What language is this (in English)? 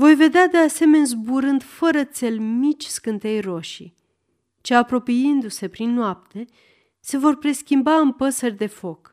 Romanian